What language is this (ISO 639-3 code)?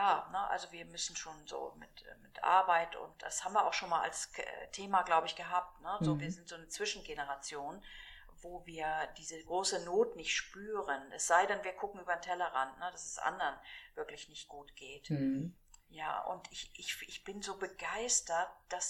deu